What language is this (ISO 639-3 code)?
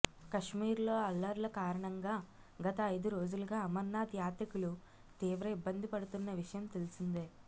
tel